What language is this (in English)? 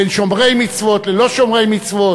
Hebrew